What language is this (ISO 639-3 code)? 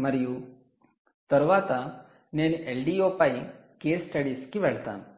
tel